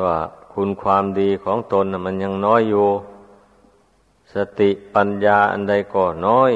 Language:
Thai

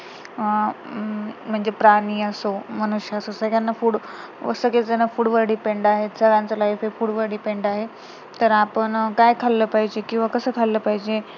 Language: Marathi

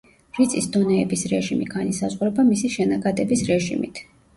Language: Georgian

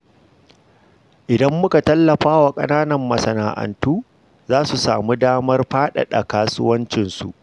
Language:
Hausa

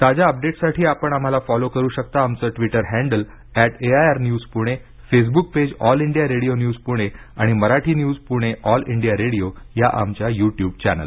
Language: Marathi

